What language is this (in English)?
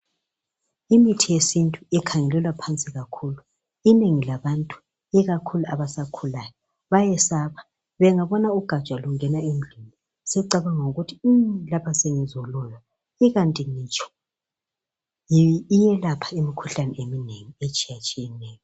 North Ndebele